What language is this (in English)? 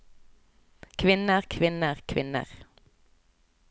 Norwegian